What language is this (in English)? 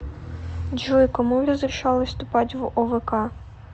Russian